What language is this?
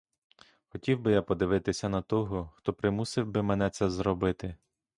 Ukrainian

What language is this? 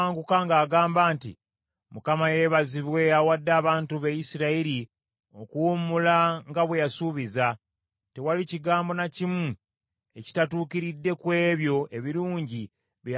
Ganda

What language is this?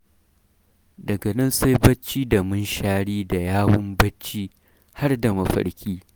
Hausa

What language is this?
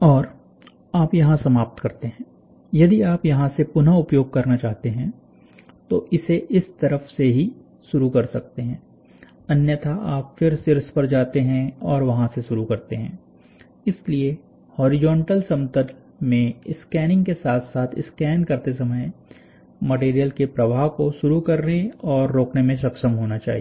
Hindi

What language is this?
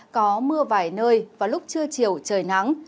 Vietnamese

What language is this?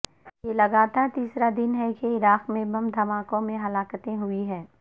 Urdu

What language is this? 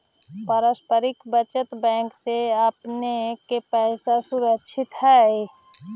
Magahi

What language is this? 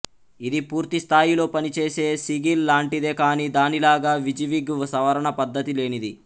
Telugu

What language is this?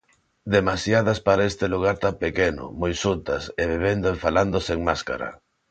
Galician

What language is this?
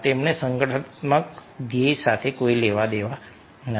Gujarati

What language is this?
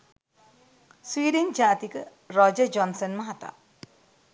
Sinhala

